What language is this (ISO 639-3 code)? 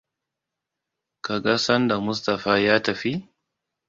hau